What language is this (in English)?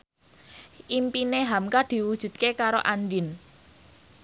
Javanese